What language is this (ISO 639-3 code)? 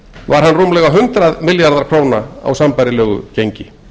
isl